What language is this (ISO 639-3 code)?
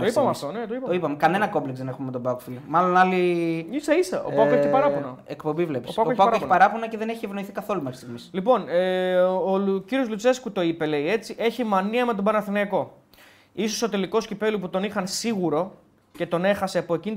ell